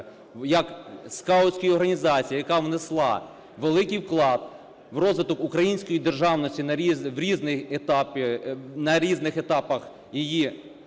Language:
Ukrainian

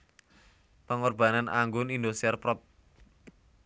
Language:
Javanese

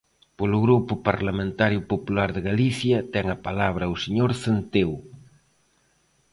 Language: Galician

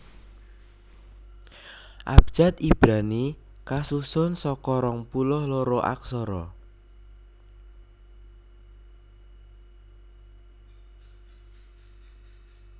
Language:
Javanese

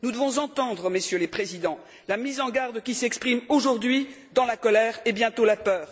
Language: French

